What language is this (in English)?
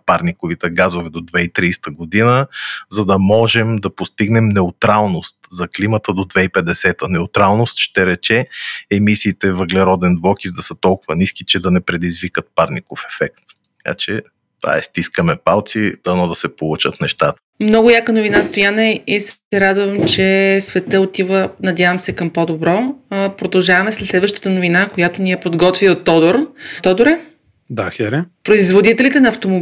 Bulgarian